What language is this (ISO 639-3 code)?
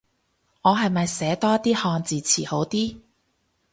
yue